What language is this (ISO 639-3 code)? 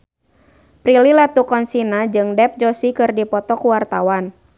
sun